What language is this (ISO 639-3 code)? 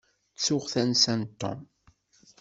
kab